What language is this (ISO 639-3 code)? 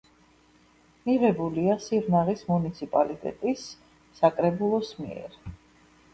kat